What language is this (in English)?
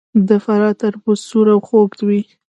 Pashto